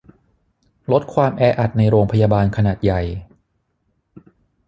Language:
Thai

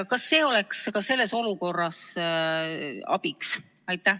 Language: Estonian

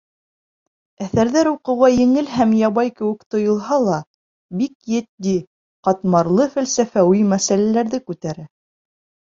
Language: Bashkir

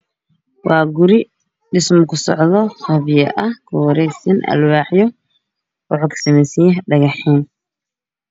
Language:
Somali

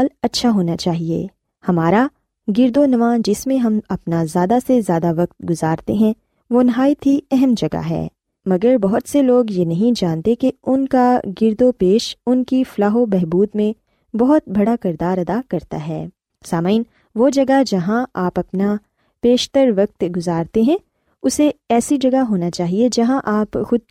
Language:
Urdu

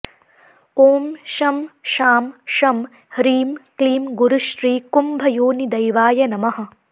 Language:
Sanskrit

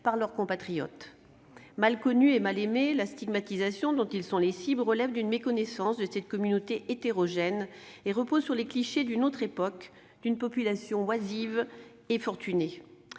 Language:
French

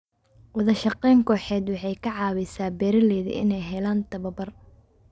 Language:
Somali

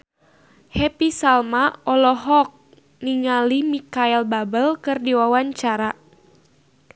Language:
Sundanese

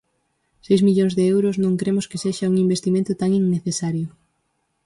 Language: Galician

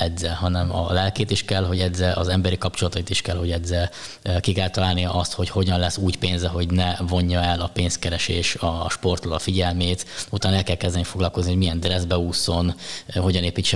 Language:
Hungarian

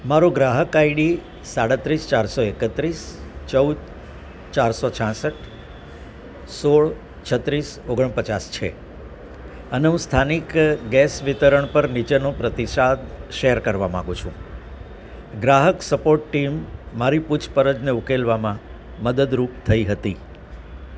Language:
Gujarati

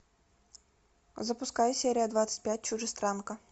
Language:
Russian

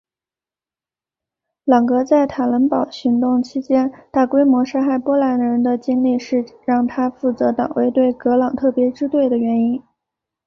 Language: Chinese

